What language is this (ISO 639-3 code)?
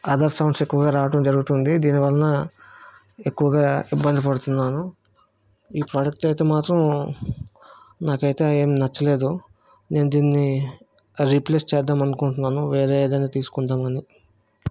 tel